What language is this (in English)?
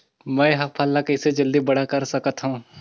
Chhattisgarhi